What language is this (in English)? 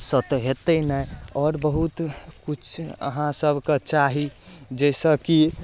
Maithili